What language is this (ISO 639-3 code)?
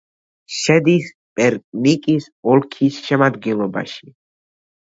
kat